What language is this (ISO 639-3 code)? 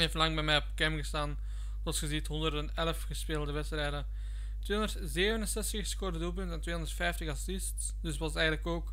nld